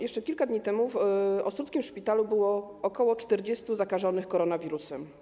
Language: Polish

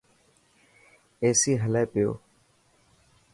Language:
Dhatki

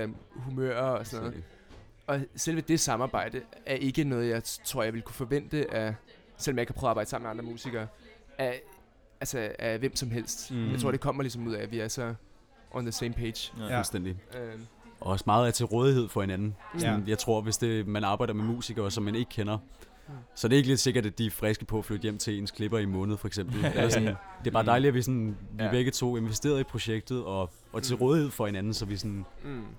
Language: Danish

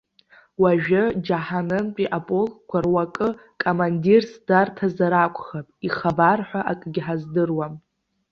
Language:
Abkhazian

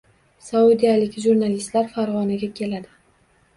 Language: Uzbek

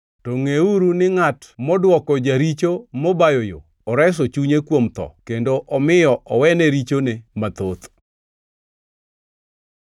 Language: Luo (Kenya and Tanzania)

